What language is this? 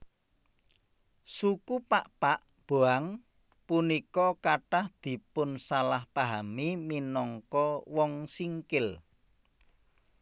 Javanese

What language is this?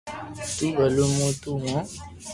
Loarki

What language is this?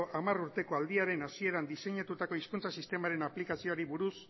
Basque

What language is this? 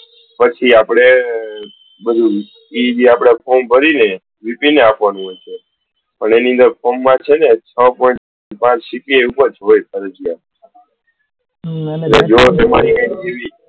Gujarati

